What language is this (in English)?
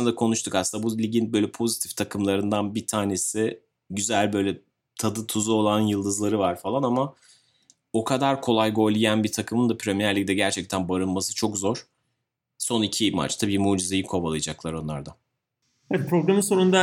Turkish